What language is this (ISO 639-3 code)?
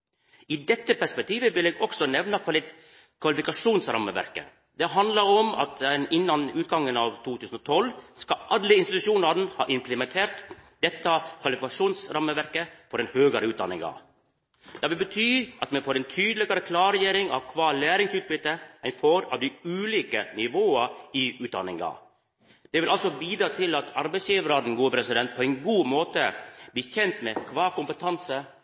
nno